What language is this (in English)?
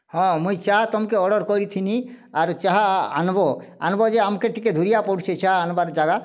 Odia